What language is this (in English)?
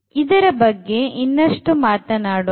Kannada